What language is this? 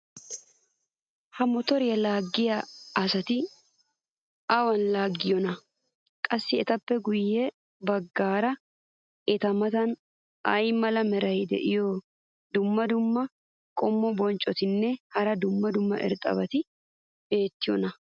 Wolaytta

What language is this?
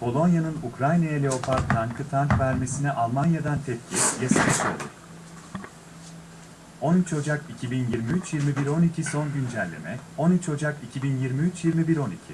Turkish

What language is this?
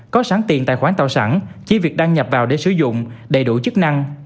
Vietnamese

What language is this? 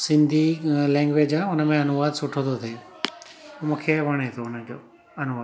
Sindhi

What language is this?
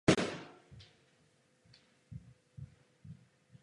Czech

